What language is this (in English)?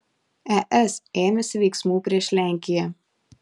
Lithuanian